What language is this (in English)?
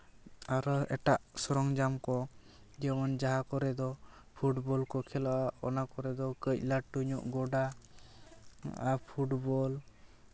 Santali